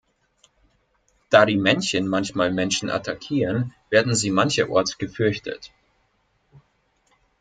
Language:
German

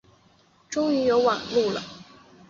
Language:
Chinese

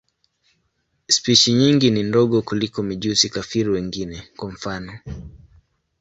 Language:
Swahili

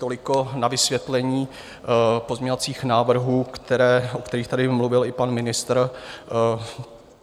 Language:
Czech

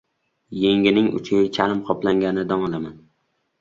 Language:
Uzbek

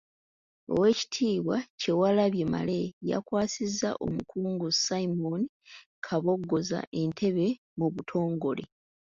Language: Ganda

